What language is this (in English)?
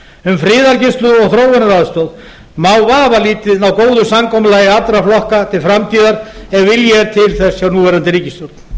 Icelandic